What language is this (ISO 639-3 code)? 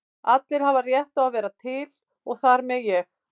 isl